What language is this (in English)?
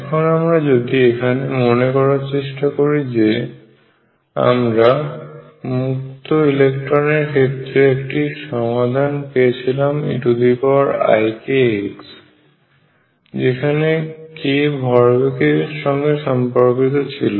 Bangla